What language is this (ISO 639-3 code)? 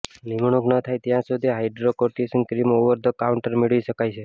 guj